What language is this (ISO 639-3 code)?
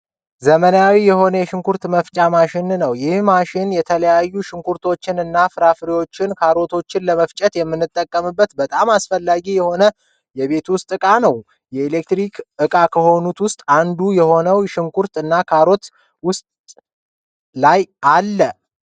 amh